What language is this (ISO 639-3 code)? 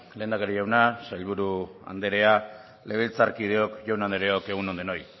eus